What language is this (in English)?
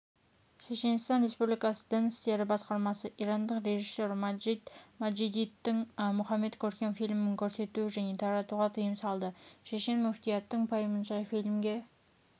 Kazakh